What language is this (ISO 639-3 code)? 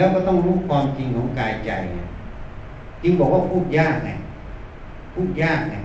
tha